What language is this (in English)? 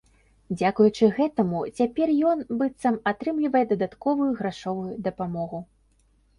Belarusian